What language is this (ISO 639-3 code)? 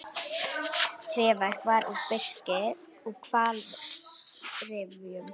isl